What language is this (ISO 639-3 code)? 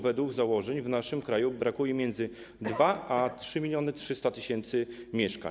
pol